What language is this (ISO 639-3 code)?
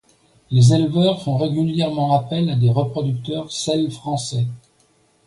fra